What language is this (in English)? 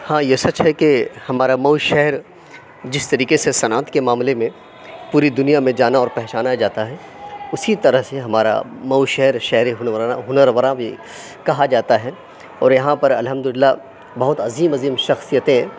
Urdu